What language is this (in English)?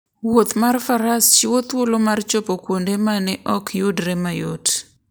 Luo (Kenya and Tanzania)